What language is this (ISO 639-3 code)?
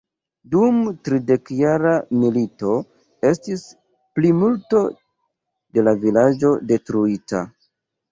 epo